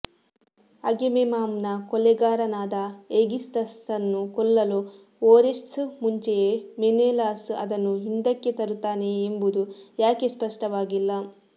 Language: Kannada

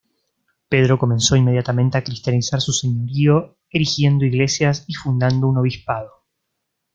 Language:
Spanish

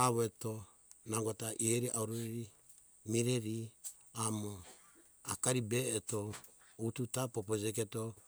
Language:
Hunjara-Kaina Ke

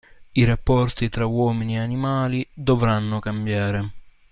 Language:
Italian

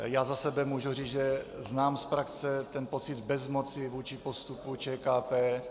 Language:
Czech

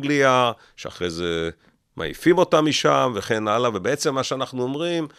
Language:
Hebrew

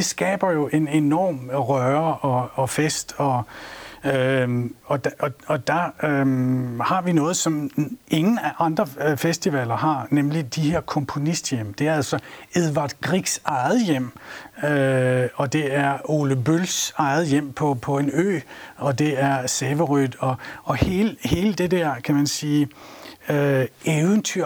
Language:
Danish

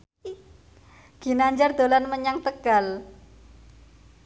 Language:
Javanese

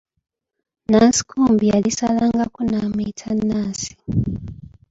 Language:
Ganda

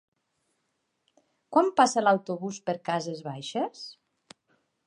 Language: Catalan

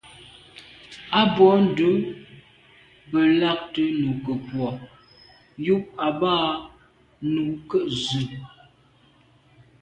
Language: Medumba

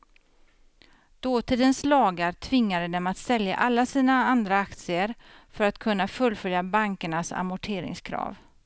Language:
Swedish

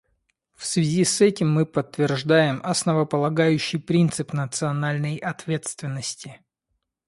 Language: Russian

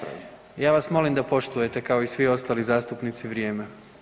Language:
Croatian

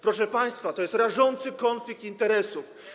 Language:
Polish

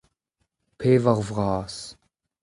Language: Breton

